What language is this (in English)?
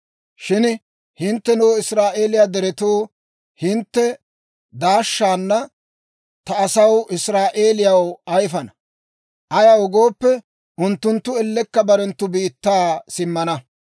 Dawro